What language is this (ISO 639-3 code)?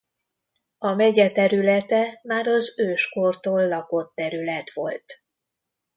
hun